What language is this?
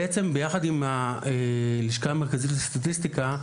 Hebrew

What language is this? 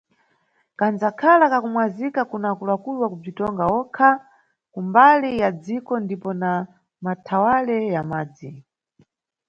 Nyungwe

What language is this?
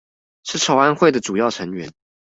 Chinese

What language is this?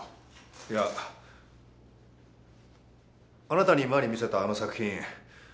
Japanese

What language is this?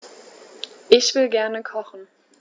German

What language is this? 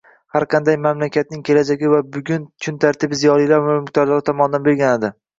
Uzbek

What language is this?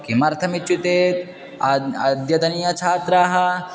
Sanskrit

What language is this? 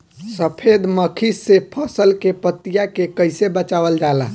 Bhojpuri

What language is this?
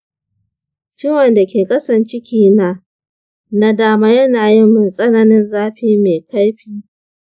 Hausa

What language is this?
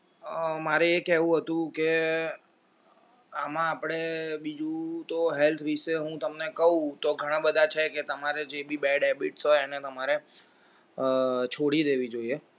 Gujarati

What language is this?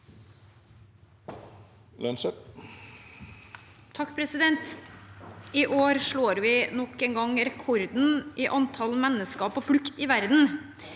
Norwegian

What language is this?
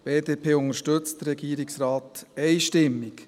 Swiss German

